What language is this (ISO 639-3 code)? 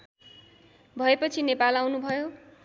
nep